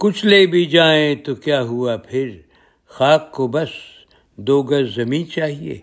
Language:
Urdu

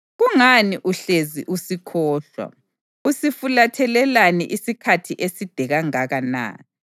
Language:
North Ndebele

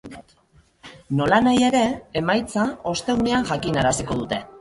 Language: Basque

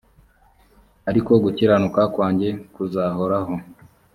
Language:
Kinyarwanda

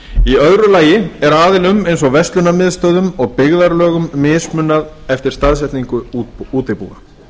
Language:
Icelandic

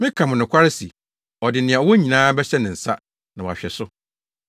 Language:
Akan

